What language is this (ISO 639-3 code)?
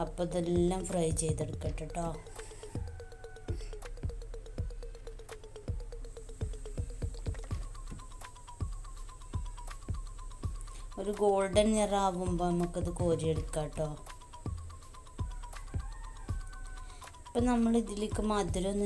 ron